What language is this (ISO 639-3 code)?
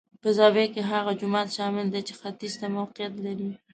pus